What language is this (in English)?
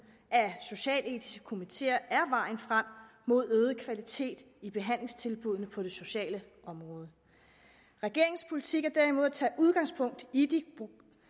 Danish